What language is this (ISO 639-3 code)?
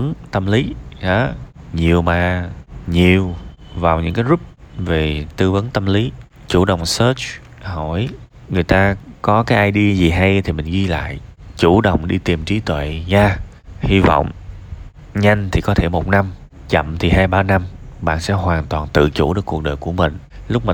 vie